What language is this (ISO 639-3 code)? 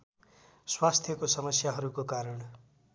nep